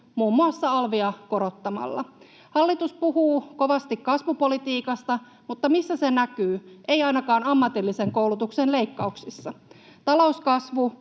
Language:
Finnish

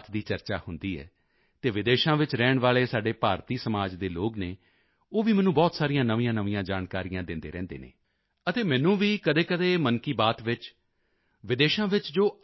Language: Punjabi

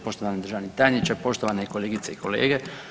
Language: Croatian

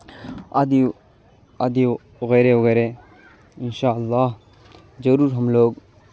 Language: Urdu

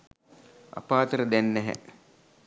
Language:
Sinhala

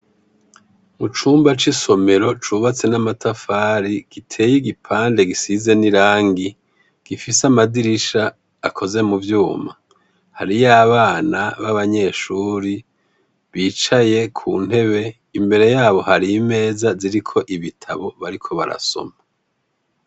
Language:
Rundi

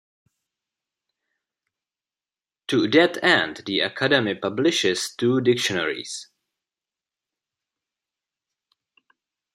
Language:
English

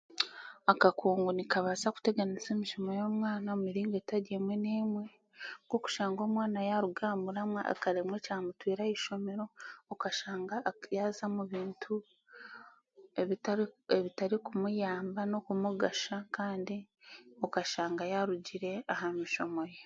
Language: Chiga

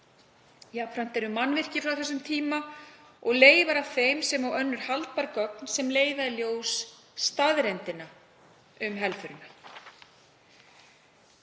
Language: Icelandic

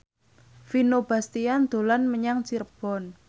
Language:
Javanese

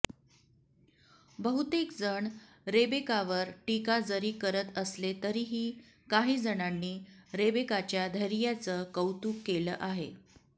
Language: Marathi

